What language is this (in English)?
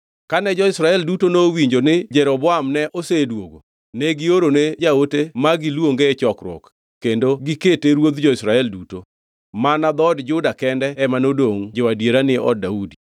Luo (Kenya and Tanzania)